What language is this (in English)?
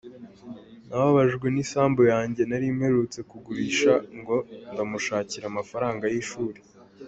Kinyarwanda